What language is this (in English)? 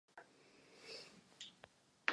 Czech